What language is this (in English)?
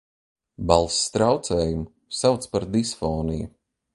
Latvian